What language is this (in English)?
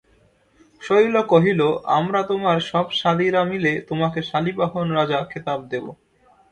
Bangla